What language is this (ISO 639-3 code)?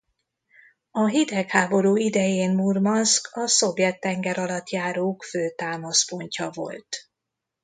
hun